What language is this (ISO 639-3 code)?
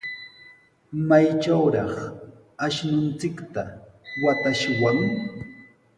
qws